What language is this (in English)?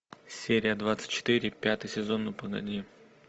Russian